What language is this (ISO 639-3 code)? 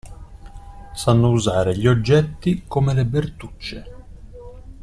ita